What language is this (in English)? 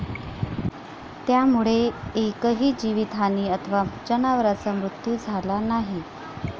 Marathi